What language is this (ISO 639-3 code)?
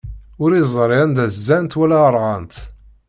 kab